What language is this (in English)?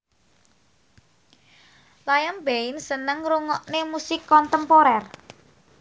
Javanese